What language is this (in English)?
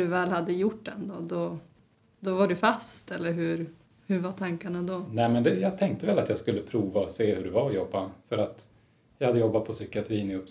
Swedish